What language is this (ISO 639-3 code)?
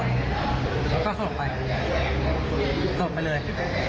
tha